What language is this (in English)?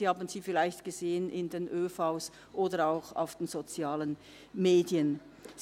Swiss German